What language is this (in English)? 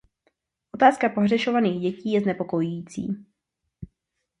Czech